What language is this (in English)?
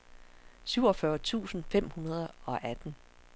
Danish